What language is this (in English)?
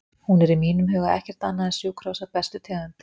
Icelandic